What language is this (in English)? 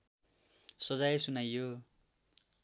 Nepali